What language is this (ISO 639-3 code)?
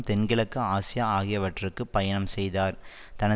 tam